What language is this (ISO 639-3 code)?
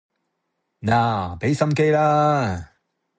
yue